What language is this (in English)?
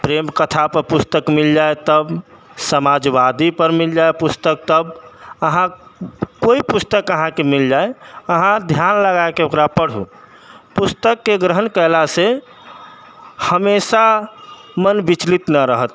Maithili